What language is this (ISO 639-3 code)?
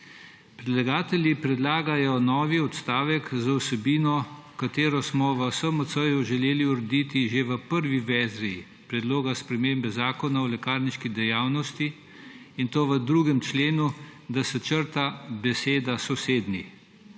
slv